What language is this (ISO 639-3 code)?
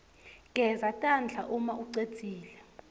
ssw